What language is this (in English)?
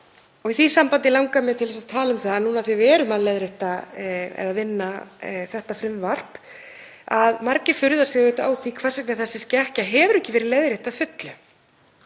Icelandic